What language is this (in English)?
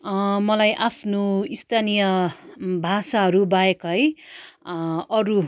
Nepali